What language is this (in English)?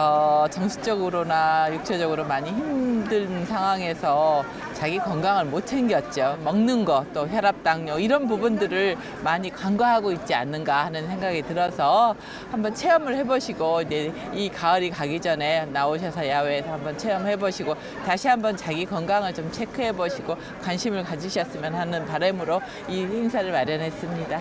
Korean